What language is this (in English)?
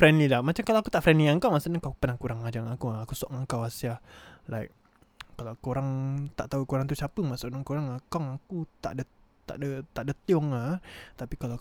Malay